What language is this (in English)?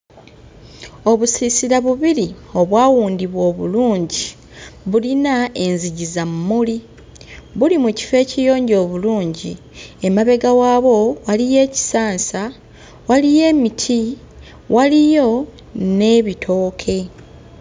Ganda